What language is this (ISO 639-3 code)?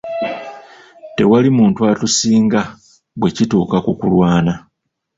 lug